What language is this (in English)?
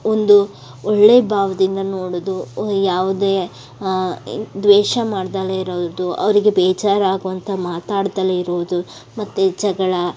Kannada